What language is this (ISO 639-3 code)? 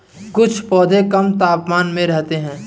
hin